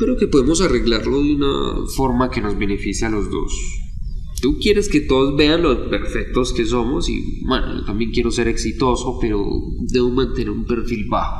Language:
Spanish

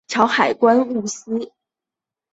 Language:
Chinese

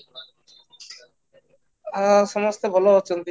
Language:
Odia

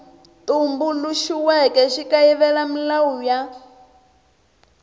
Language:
Tsonga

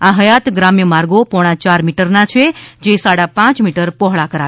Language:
Gujarati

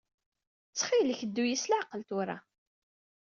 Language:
Kabyle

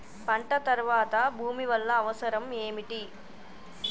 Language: Telugu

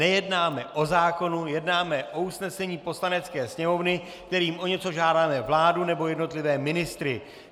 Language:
Czech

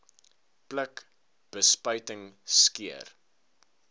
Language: Afrikaans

